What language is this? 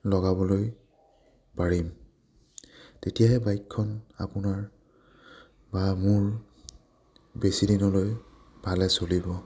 Assamese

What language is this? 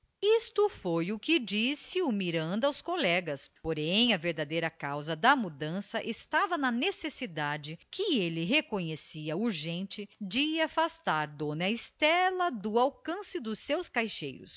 Portuguese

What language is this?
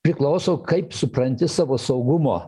Lithuanian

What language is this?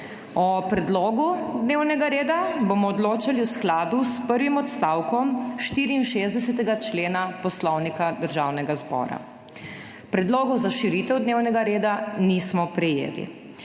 Slovenian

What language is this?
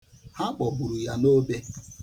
Igbo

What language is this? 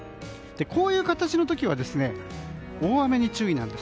Japanese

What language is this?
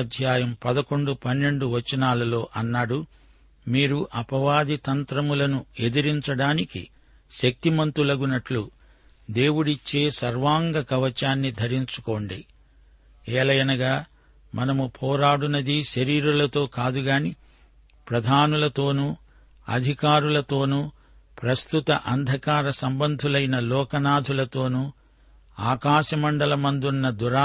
Telugu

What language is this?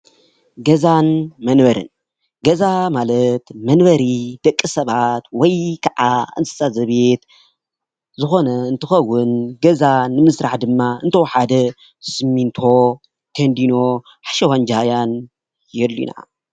Tigrinya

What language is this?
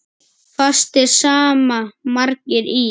Icelandic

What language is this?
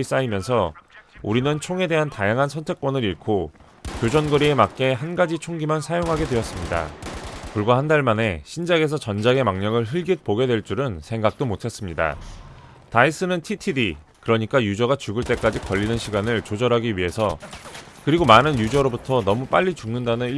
Korean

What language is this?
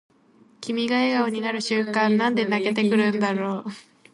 Japanese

